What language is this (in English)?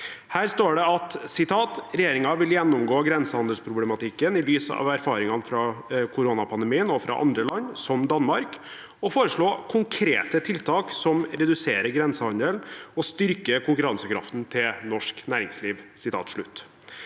Norwegian